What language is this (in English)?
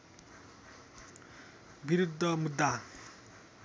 Nepali